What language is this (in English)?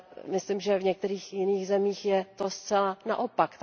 Czech